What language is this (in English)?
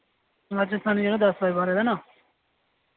Dogri